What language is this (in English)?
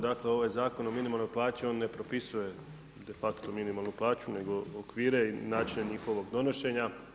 Croatian